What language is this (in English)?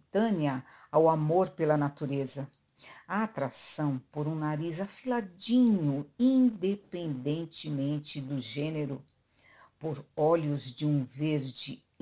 Portuguese